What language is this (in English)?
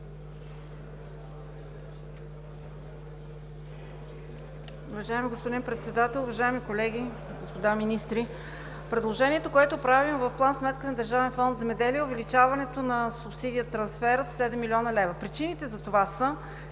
Bulgarian